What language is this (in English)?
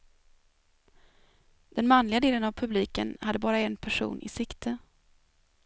Swedish